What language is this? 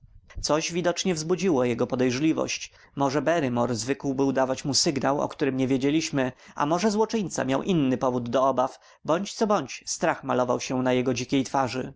Polish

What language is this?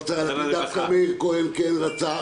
Hebrew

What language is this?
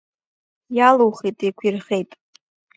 Abkhazian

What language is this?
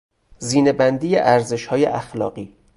Persian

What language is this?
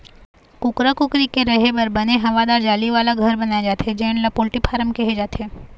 Chhattisgarhi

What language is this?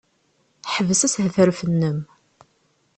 Kabyle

